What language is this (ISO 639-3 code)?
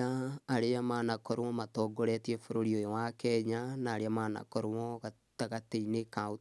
kik